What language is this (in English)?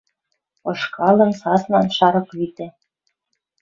Western Mari